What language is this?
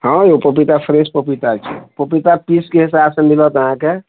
Maithili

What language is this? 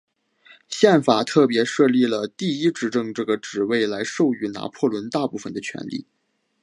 Chinese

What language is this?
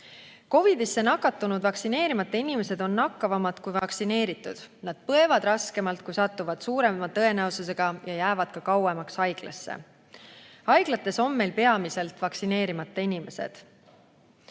Estonian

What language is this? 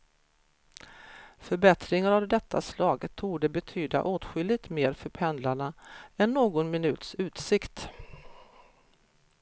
Swedish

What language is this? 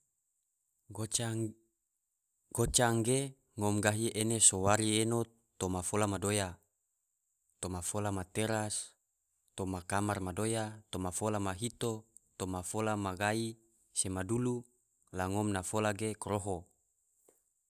Tidore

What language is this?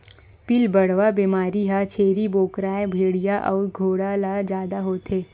Chhattisgarhi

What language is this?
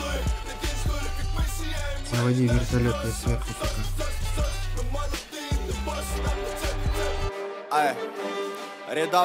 Russian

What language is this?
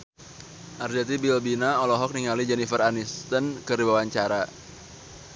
Sundanese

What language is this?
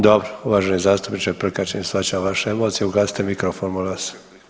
Croatian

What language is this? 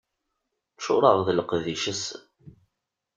Kabyle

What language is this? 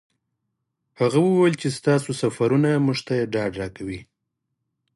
Pashto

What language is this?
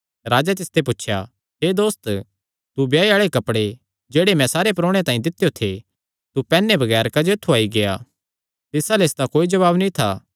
Kangri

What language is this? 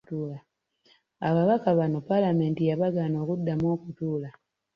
Ganda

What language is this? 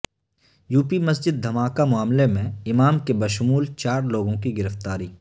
Urdu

